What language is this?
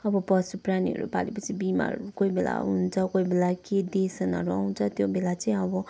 Nepali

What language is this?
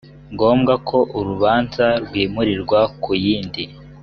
Kinyarwanda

